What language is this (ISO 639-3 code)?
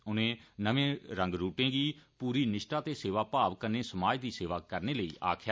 doi